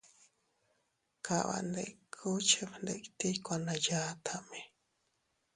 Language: Teutila Cuicatec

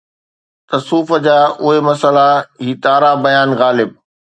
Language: Sindhi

